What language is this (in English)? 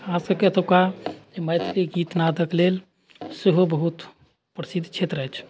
Maithili